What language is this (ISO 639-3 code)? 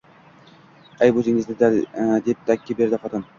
uzb